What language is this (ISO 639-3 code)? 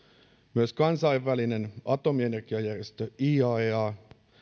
fin